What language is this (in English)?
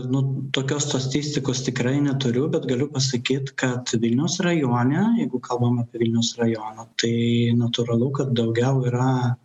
Lithuanian